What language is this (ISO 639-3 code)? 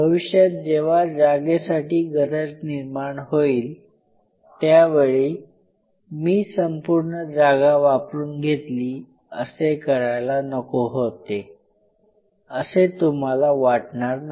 mar